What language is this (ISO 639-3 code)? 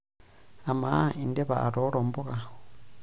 mas